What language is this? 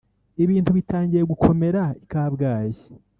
Kinyarwanda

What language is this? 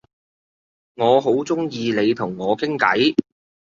Cantonese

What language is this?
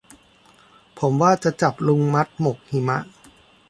Thai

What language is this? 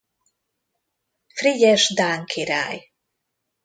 Hungarian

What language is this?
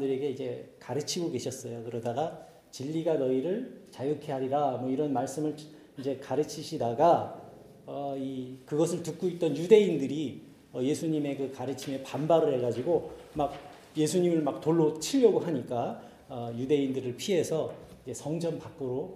Korean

